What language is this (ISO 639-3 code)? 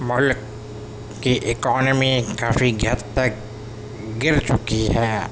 urd